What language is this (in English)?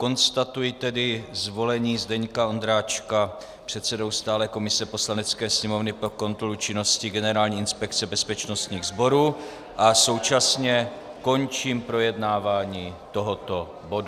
Czech